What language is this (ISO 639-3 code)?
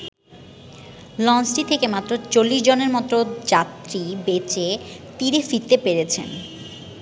ben